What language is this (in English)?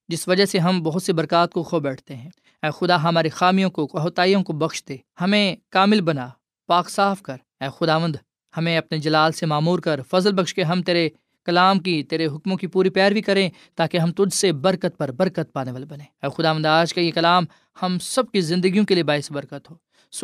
Urdu